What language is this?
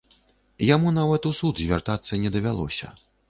Belarusian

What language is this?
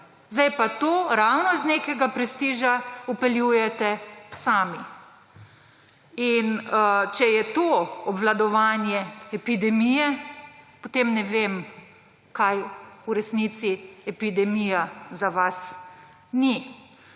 Slovenian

